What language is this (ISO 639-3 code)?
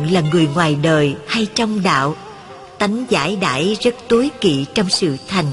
vie